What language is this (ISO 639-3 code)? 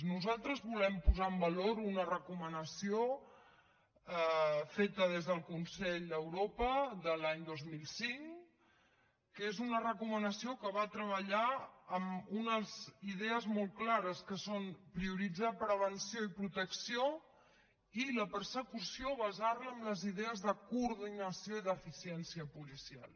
cat